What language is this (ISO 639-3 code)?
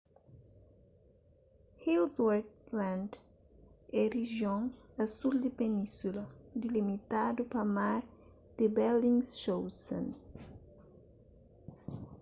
kea